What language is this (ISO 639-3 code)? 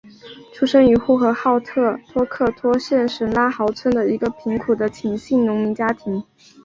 zho